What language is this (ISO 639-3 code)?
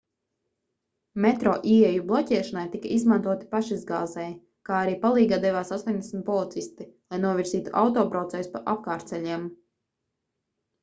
lav